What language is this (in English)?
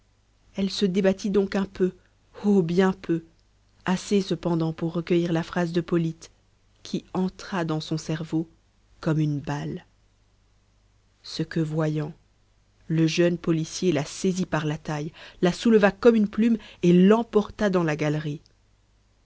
French